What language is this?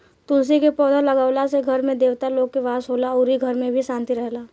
Bhojpuri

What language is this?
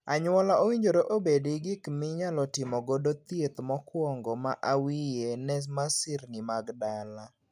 Luo (Kenya and Tanzania)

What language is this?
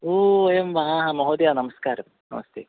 Sanskrit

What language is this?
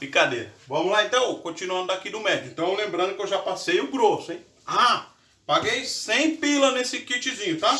Portuguese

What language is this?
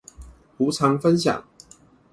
Chinese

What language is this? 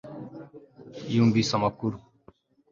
Kinyarwanda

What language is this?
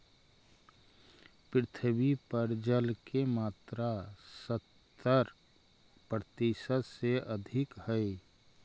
Magahi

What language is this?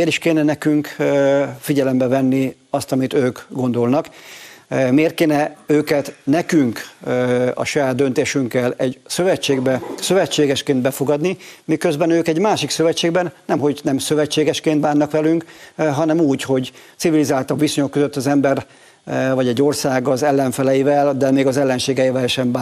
Hungarian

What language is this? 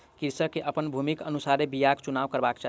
Maithili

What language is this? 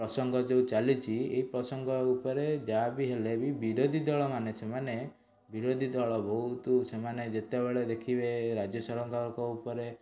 Odia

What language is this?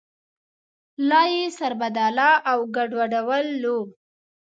Pashto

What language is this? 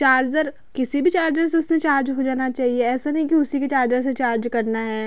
Hindi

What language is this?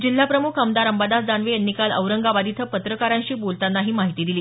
Marathi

